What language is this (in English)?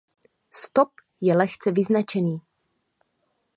Czech